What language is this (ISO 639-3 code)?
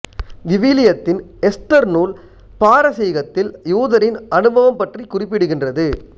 tam